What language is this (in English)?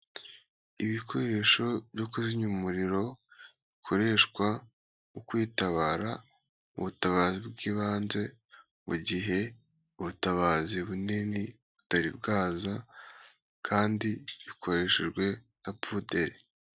Kinyarwanda